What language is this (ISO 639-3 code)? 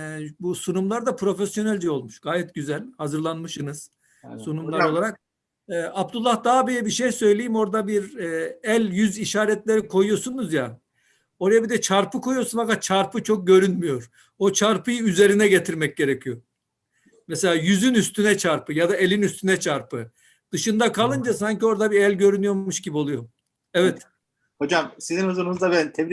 tur